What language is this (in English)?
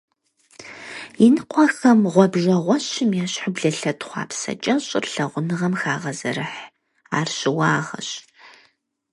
Kabardian